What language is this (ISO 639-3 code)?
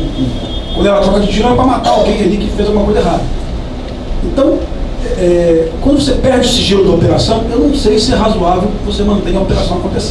por